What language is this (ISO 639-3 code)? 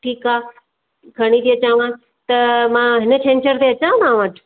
snd